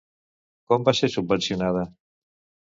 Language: Catalan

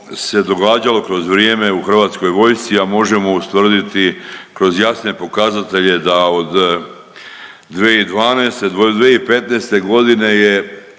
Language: Croatian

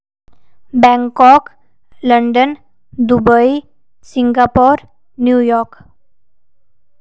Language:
Dogri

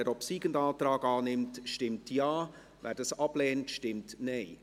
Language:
Swiss German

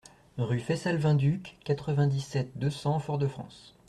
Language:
French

